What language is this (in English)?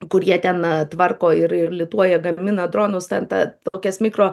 Lithuanian